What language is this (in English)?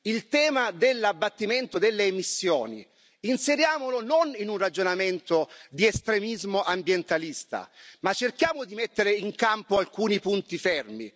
Italian